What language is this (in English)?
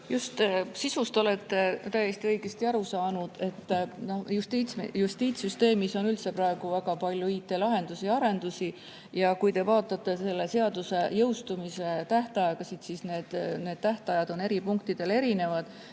Estonian